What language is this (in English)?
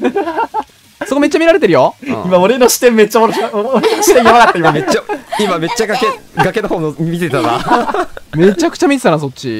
Japanese